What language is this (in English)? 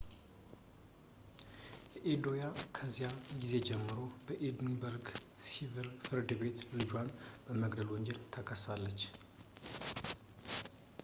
Amharic